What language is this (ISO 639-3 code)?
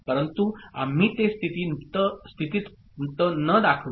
mar